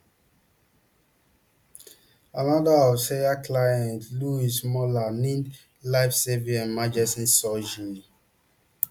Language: Nigerian Pidgin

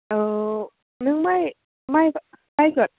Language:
Bodo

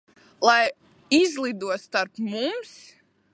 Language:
Latvian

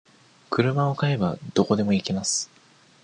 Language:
Japanese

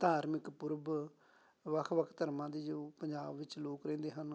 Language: Punjabi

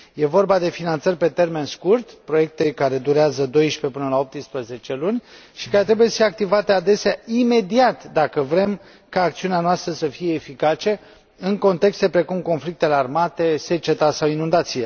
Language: Romanian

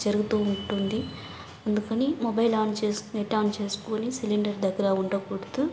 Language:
Telugu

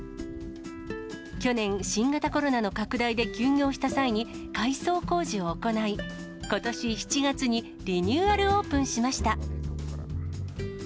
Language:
Japanese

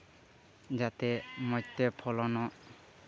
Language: Santali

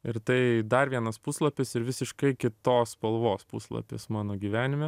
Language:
Lithuanian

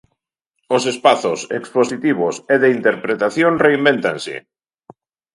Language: Galician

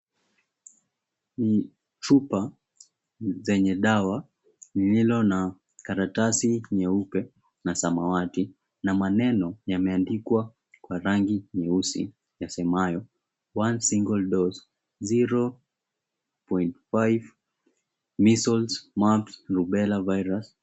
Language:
Swahili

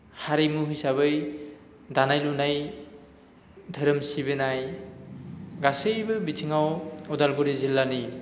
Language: Bodo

